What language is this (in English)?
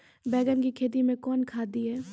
Maithili